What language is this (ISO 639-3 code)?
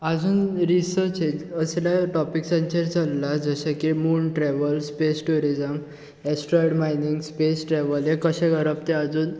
kok